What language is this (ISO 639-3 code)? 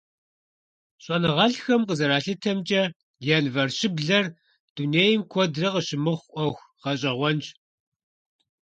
kbd